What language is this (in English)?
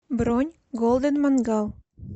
Russian